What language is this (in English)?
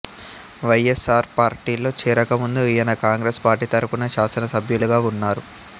Telugu